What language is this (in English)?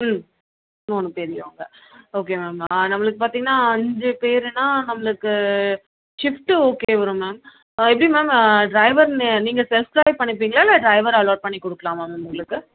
Tamil